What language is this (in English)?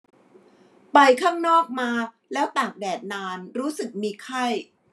Thai